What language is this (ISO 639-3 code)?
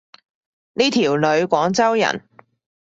yue